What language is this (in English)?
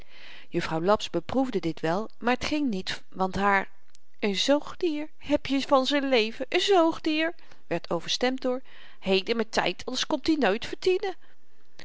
Dutch